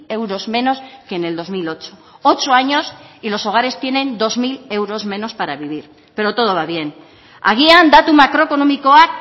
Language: Spanish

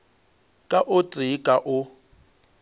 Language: Northern Sotho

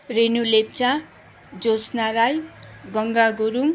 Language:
Nepali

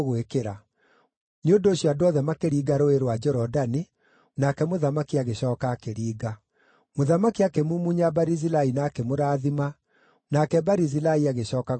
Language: Kikuyu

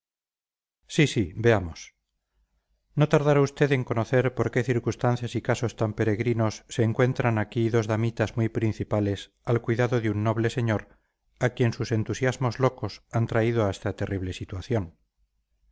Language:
Spanish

